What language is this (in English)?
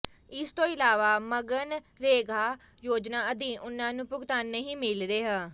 Punjabi